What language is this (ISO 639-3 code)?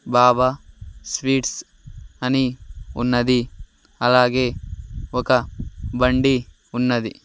tel